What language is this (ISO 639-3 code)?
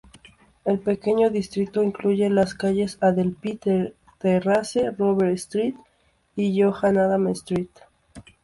spa